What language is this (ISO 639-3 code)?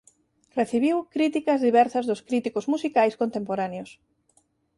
glg